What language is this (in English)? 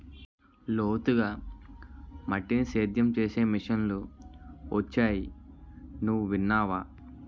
Telugu